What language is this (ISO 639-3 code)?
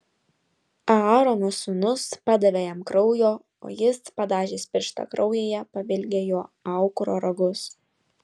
lit